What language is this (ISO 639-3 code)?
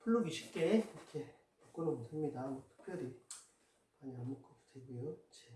kor